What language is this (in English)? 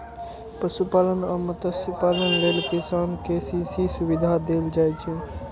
Maithili